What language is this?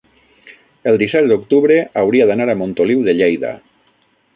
Catalan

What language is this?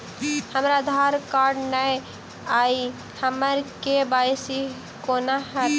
Maithili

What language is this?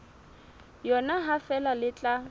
Southern Sotho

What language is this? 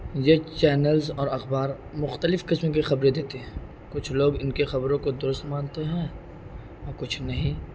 Urdu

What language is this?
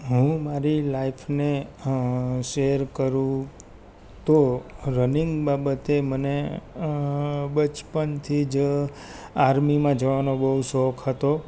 Gujarati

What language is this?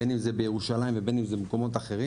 Hebrew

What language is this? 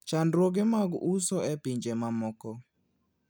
Luo (Kenya and Tanzania)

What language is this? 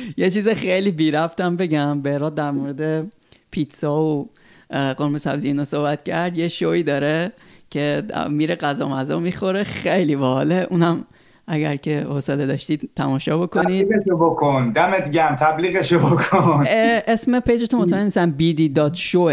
Persian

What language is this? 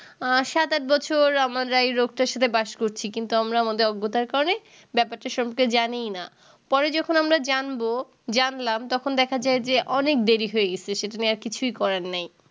Bangla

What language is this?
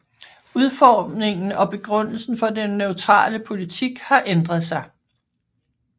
Danish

